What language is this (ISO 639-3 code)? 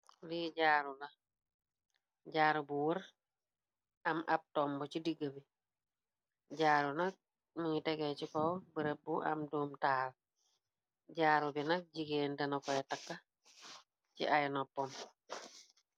wol